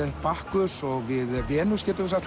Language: Icelandic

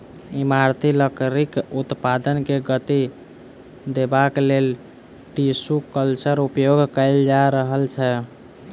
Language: Maithili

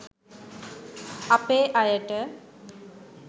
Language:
Sinhala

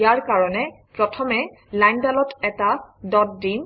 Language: Assamese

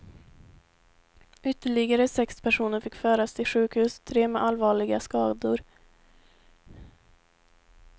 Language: Swedish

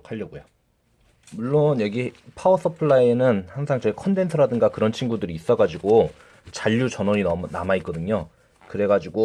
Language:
Korean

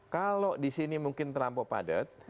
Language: Indonesian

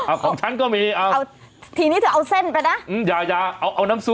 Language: Thai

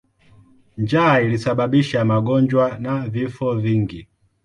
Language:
Swahili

